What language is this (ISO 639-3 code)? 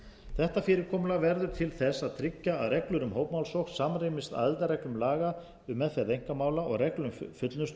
isl